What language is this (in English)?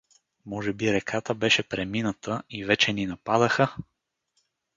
Bulgarian